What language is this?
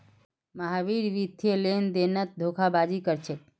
Magahi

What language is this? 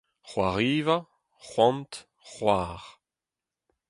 Breton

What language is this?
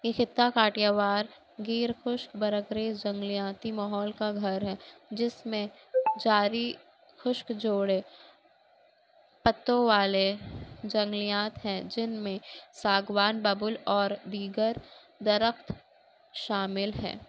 Urdu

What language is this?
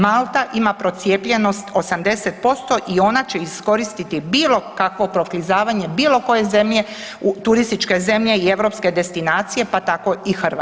Croatian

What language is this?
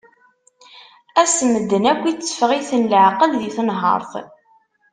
Kabyle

